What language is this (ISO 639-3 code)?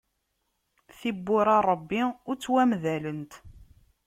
kab